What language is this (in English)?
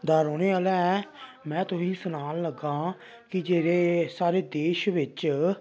Dogri